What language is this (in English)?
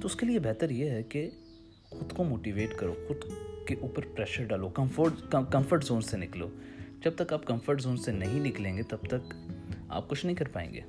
Urdu